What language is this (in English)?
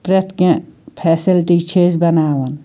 Kashmiri